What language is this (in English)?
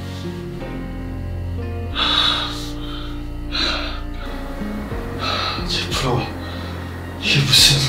Korean